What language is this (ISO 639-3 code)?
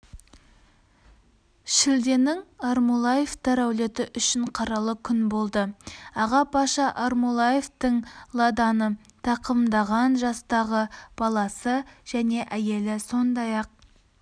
kaz